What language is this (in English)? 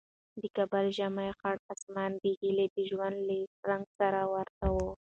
Pashto